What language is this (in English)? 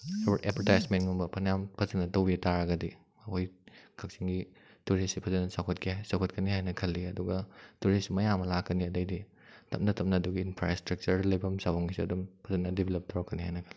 Manipuri